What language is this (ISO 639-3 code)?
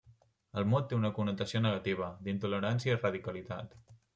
cat